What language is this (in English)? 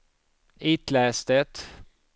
Swedish